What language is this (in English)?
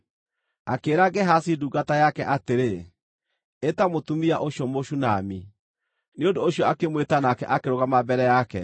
Kikuyu